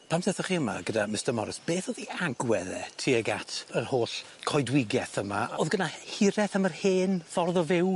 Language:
Welsh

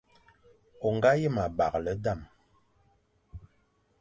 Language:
Fang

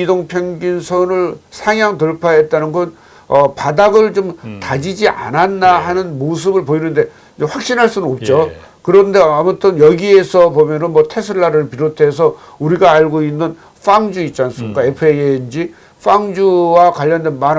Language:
Korean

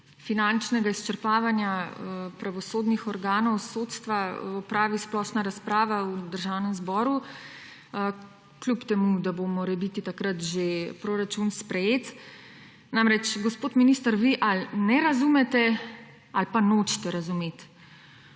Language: Slovenian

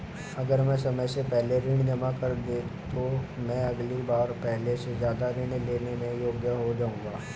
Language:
Hindi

